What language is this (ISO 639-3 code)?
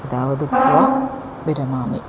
san